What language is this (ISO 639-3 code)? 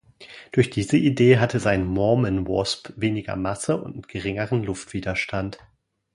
deu